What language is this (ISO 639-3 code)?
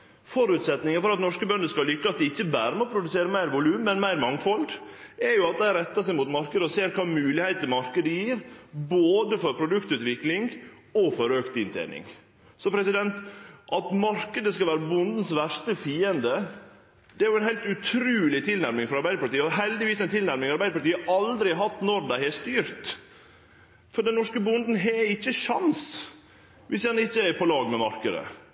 nno